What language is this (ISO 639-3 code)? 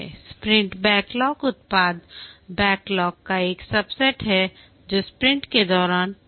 hin